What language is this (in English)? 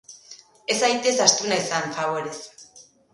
Basque